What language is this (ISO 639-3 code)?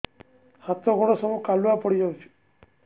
ori